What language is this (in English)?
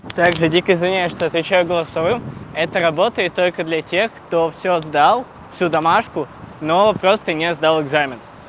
Russian